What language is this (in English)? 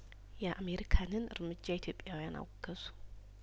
Amharic